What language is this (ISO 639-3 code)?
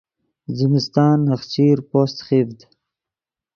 ydg